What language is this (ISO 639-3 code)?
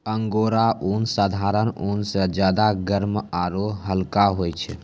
mai